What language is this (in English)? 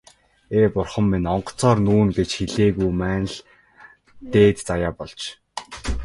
Mongolian